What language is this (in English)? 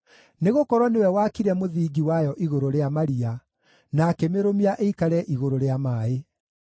Kikuyu